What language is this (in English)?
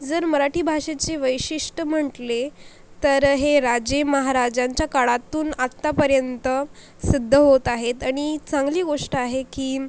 Marathi